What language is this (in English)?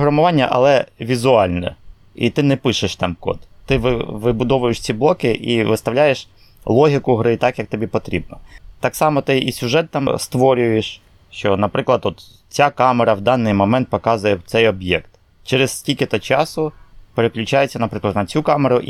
Ukrainian